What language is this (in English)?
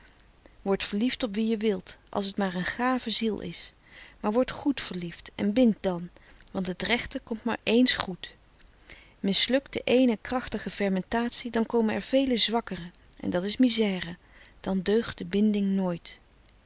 Dutch